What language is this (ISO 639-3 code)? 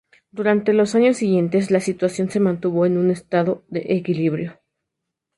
spa